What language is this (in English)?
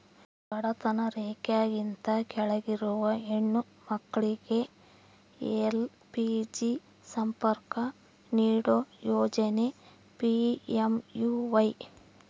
Kannada